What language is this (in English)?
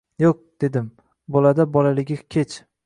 Uzbek